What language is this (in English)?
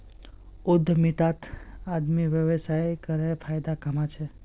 Magahi